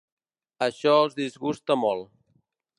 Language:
Catalan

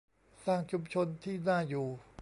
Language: Thai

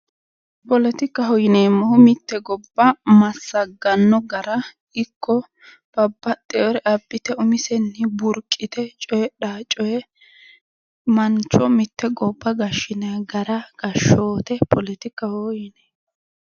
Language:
Sidamo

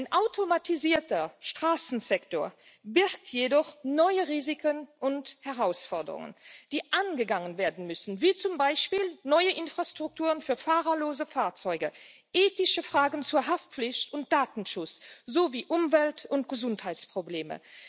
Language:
German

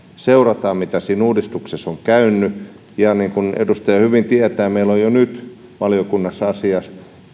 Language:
Finnish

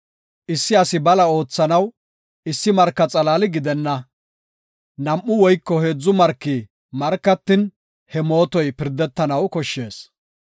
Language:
Gofa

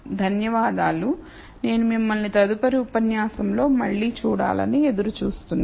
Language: Telugu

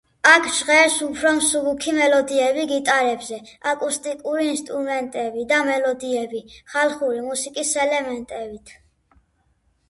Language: Georgian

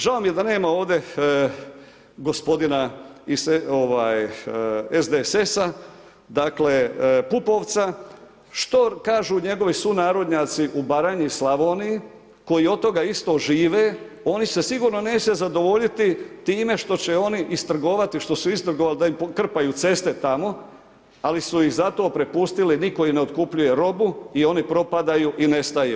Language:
Croatian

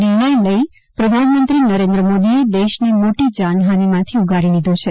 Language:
Gujarati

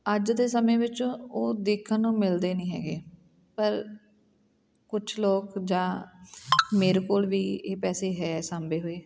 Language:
Punjabi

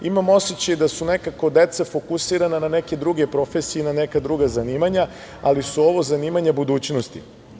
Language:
Serbian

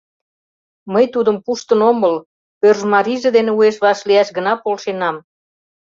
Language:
Mari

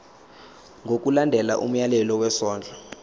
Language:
Zulu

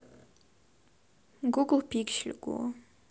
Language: Russian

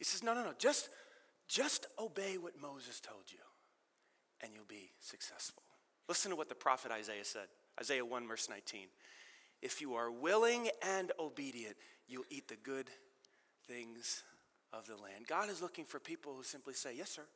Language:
English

